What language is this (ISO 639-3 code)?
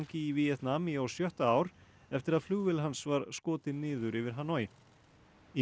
isl